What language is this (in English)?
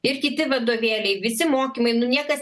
Lithuanian